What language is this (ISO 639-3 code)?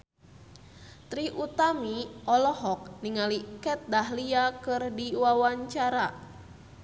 sun